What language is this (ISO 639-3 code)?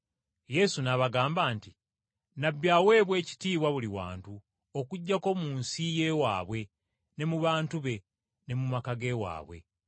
lug